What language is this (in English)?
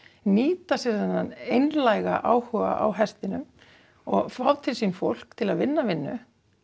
Icelandic